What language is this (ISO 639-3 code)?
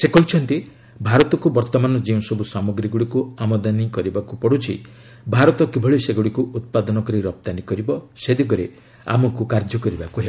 ori